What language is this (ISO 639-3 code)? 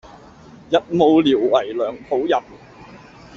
yue